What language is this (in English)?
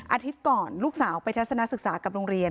Thai